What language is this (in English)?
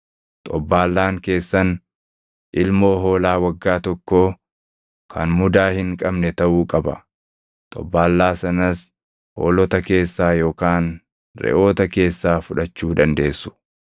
Oromo